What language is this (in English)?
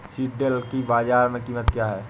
Hindi